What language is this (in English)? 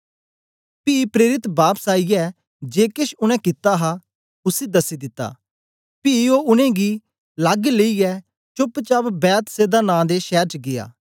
Dogri